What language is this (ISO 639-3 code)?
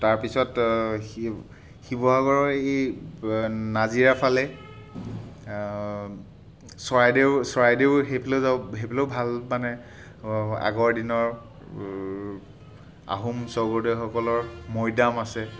asm